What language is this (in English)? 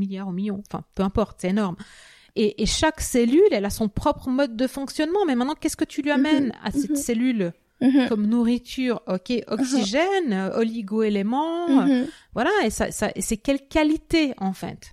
French